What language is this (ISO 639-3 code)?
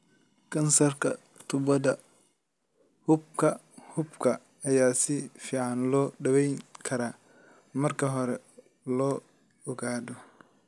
som